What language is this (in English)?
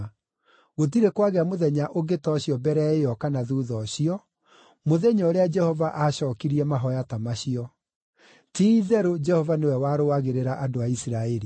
Kikuyu